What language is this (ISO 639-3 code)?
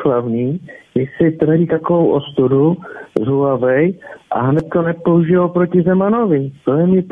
ces